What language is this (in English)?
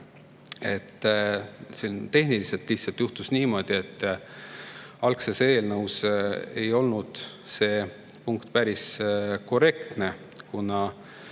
Estonian